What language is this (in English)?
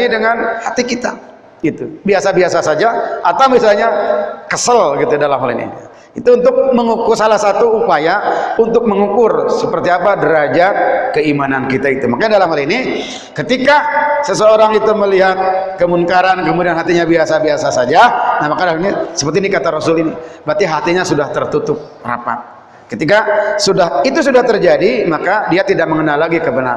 Indonesian